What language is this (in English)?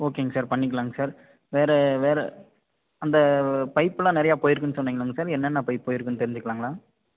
Tamil